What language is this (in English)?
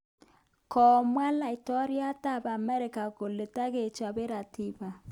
Kalenjin